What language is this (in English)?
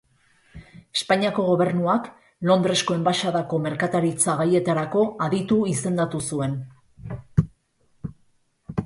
Basque